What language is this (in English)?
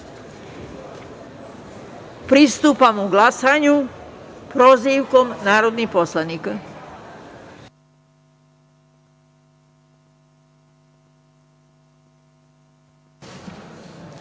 Serbian